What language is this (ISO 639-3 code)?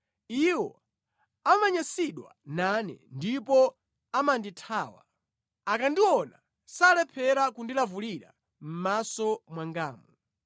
nya